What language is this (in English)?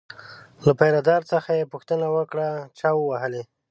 Pashto